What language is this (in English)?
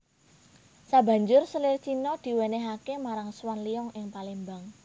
Javanese